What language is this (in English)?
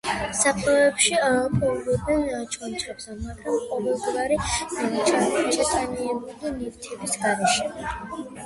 Georgian